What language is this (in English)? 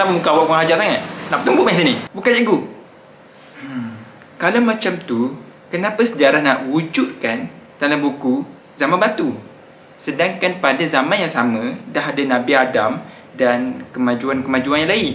Malay